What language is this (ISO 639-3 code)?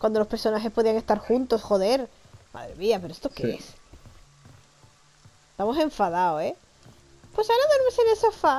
spa